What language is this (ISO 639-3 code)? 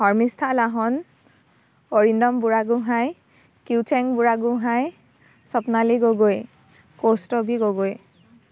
asm